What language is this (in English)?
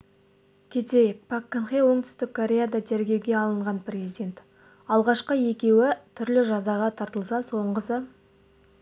Kazakh